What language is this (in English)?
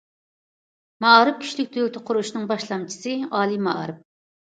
Uyghur